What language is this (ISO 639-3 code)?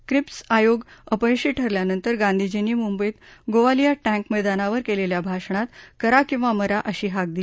mar